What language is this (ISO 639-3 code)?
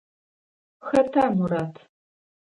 ady